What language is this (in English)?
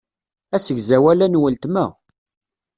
Kabyle